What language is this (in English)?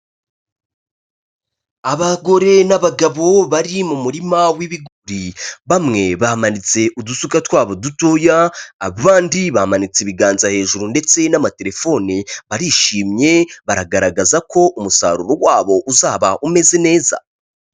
Kinyarwanda